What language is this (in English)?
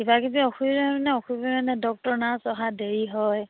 Assamese